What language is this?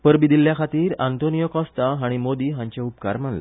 Konkani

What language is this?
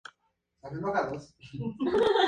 Spanish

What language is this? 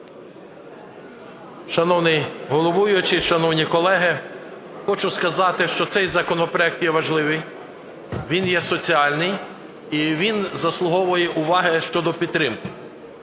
Ukrainian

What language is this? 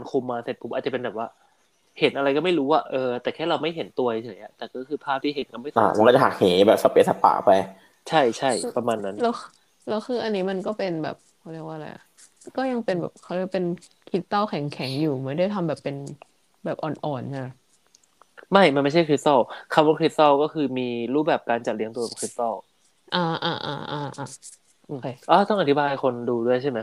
Thai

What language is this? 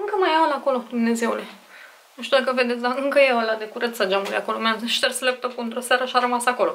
Romanian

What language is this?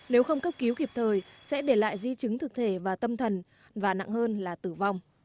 Vietnamese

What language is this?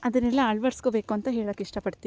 Kannada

